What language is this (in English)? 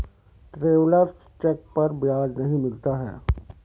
Hindi